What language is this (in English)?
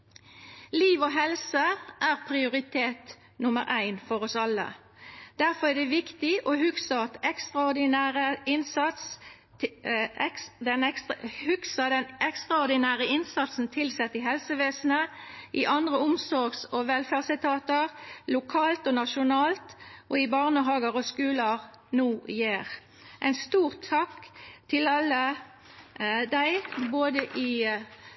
Norwegian Nynorsk